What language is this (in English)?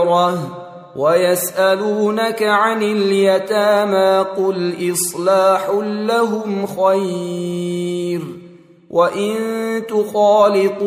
Arabic